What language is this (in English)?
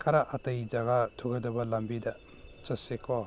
Manipuri